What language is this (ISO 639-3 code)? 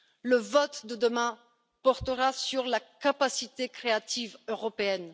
fra